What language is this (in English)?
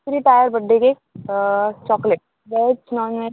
Konkani